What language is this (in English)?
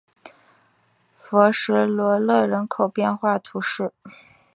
Chinese